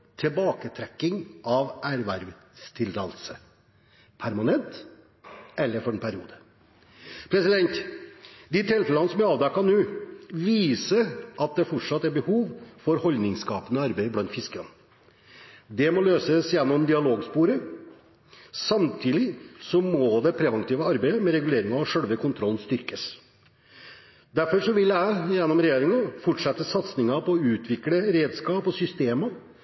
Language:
Norwegian Bokmål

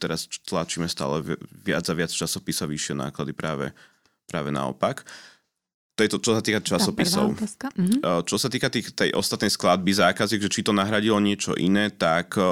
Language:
Slovak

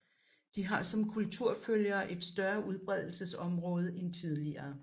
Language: Danish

